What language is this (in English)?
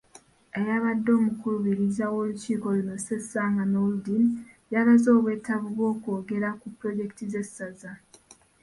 Ganda